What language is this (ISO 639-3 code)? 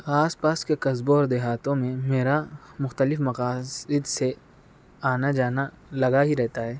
urd